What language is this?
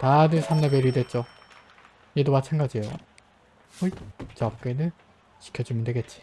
Korean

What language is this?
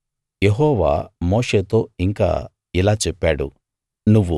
Telugu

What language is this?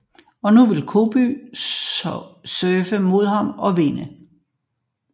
Danish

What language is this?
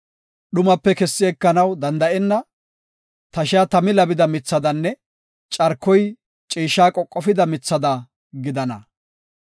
Gofa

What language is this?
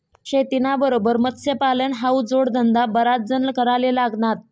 Marathi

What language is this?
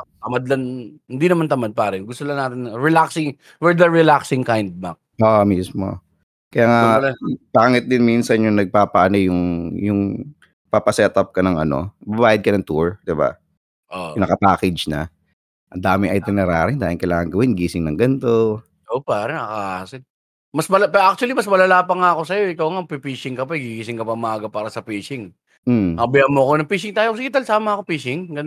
Filipino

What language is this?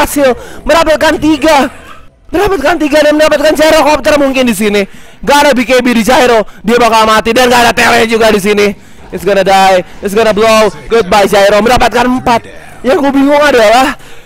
Indonesian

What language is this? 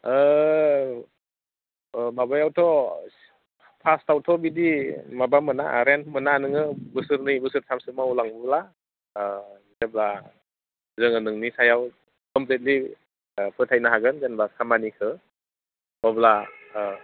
Bodo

